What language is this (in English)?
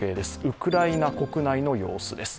Japanese